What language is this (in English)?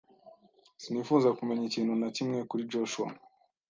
Kinyarwanda